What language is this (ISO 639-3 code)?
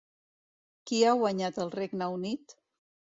cat